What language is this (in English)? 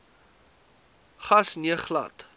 Afrikaans